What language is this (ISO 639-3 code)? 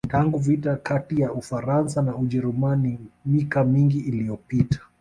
swa